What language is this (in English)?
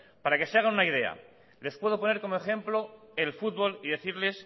Spanish